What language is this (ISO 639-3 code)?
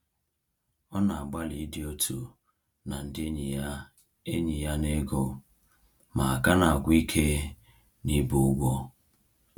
ibo